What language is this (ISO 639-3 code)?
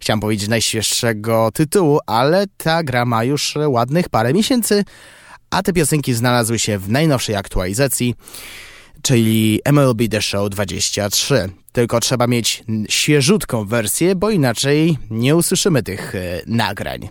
pol